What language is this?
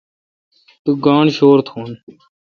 Kalkoti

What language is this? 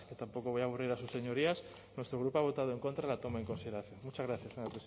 Spanish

